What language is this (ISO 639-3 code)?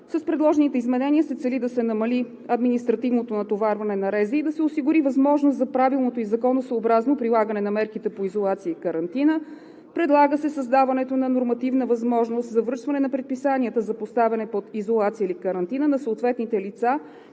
bul